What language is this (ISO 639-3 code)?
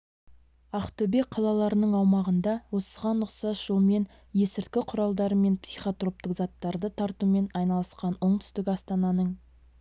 kaz